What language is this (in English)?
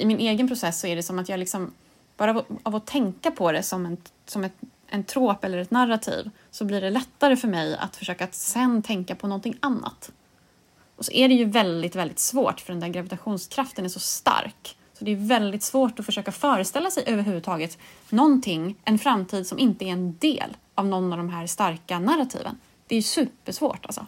Swedish